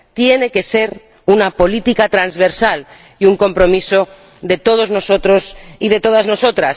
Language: Spanish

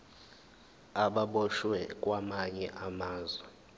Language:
Zulu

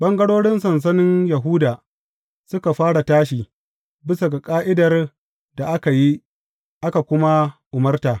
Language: Hausa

